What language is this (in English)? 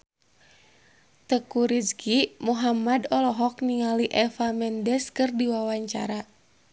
Sundanese